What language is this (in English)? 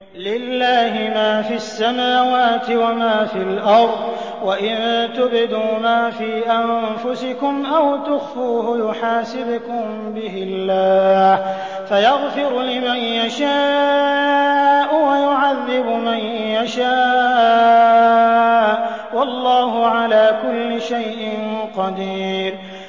Arabic